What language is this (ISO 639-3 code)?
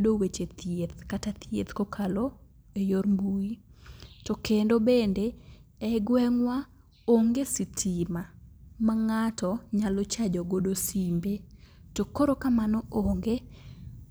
luo